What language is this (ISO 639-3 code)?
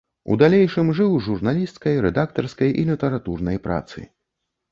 bel